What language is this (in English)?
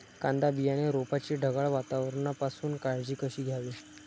Marathi